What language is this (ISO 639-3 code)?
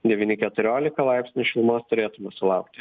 lit